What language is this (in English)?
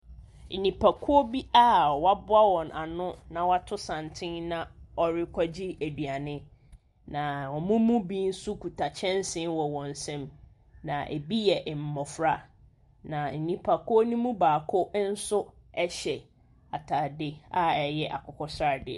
Akan